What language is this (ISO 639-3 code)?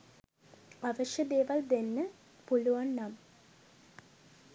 sin